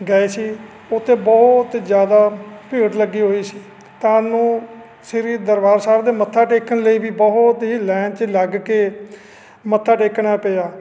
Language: Punjabi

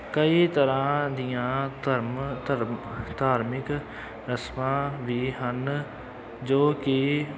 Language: Punjabi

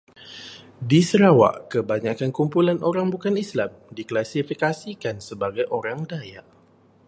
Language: Malay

